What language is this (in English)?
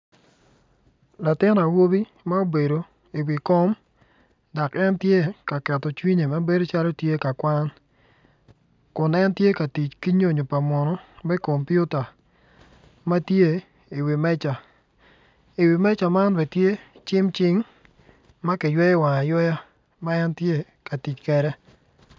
Acoli